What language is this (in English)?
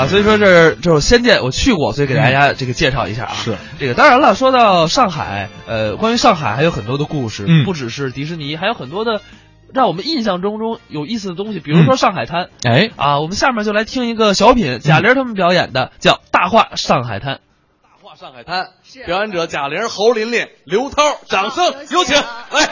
Chinese